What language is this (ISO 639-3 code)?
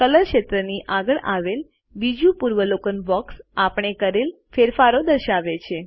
guj